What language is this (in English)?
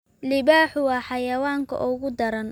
Somali